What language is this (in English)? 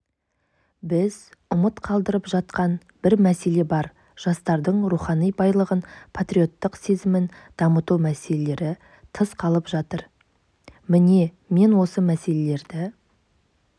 Kazakh